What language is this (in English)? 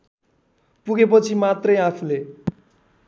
Nepali